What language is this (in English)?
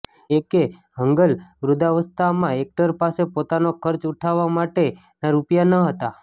Gujarati